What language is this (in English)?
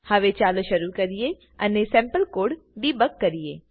Gujarati